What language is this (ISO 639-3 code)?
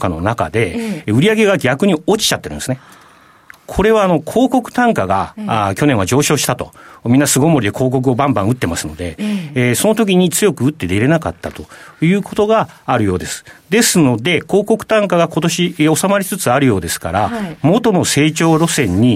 jpn